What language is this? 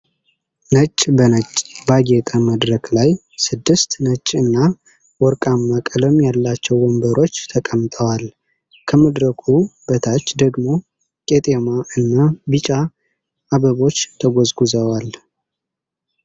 Amharic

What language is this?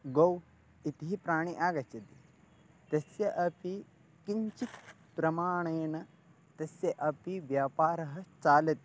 Sanskrit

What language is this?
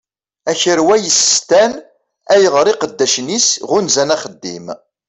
Kabyle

